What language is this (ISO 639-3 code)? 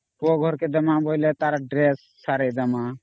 ori